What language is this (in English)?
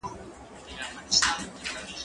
Pashto